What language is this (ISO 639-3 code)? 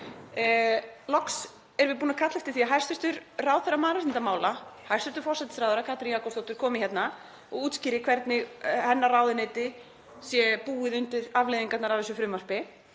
isl